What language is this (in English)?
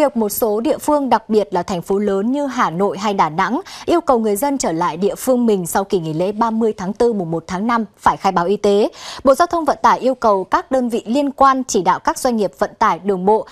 Vietnamese